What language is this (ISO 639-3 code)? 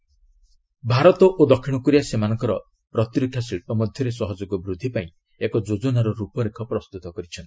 ori